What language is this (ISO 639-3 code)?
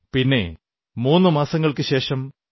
mal